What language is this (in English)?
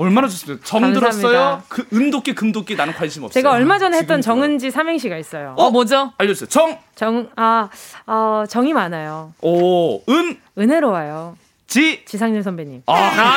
Korean